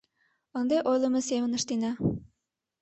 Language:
Mari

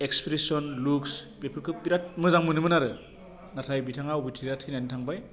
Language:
Bodo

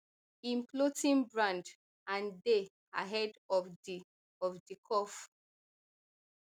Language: Nigerian Pidgin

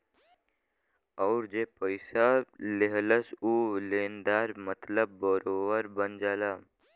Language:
Bhojpuri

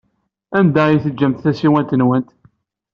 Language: Kabyle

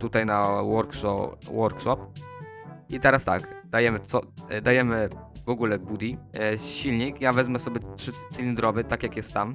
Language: Polish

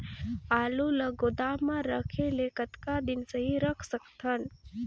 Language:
Chhattisgarhi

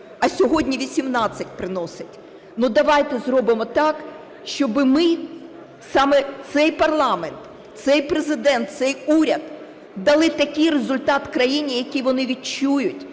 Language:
Ukrainian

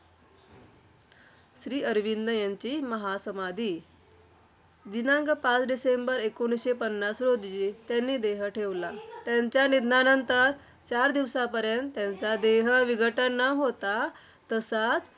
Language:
Marathi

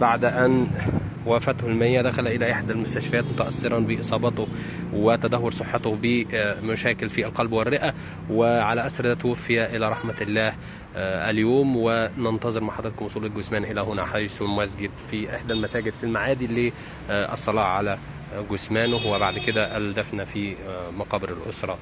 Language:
Arabic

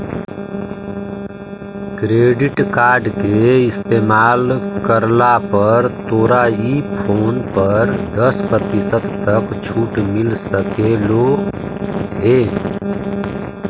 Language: Magahi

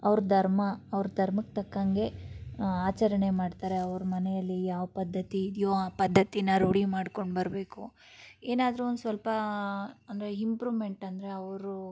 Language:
Kannada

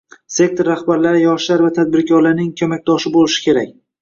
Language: Uzbek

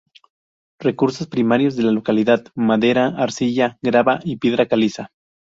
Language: Spanish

